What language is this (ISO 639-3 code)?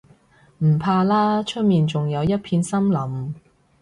yue